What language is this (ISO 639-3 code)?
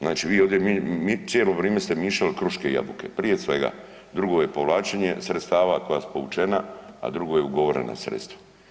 hrv